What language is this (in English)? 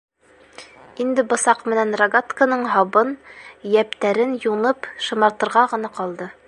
Bashkir